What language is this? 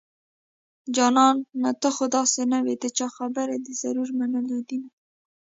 Pashto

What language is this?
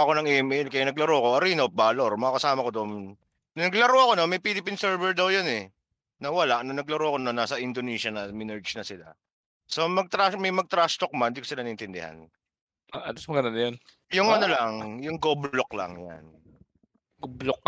Filipino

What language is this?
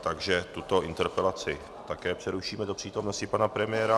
Czech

